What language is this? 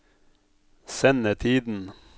Norwegian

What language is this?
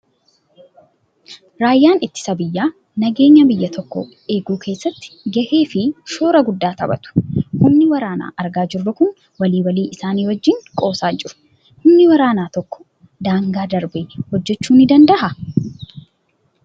Oromo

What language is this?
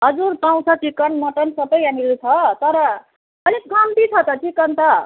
Nepali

